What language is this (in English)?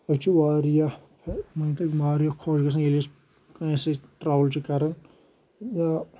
Kashmiri